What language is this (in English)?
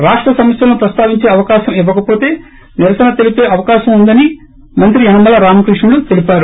Telugu